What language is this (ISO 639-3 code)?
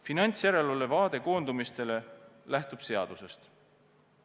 est